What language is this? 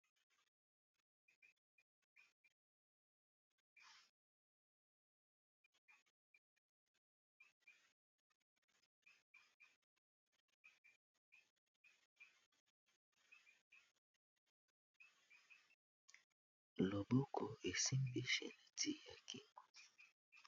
Lingala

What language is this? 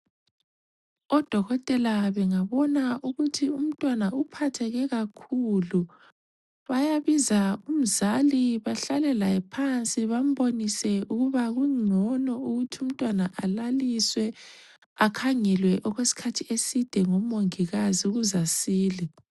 North Ndebele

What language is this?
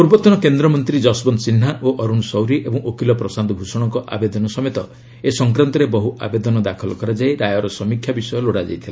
Odia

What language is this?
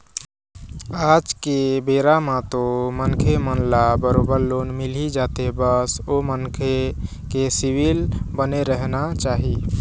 Chhattisgarhi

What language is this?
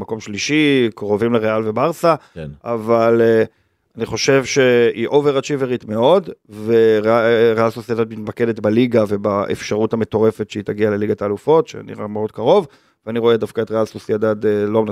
Hebrew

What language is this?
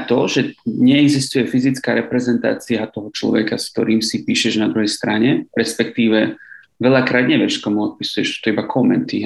Slovak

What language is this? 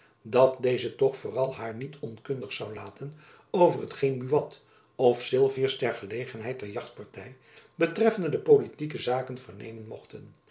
Dutch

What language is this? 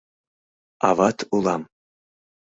Mari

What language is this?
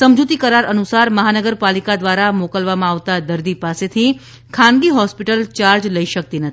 Gujarati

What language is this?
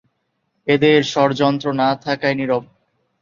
Bangla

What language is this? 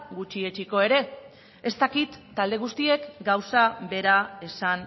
Basque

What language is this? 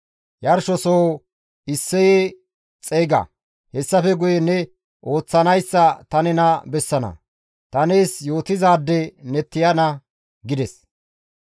Gamo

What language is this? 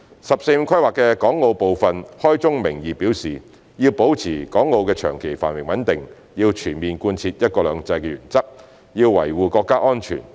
Cantonese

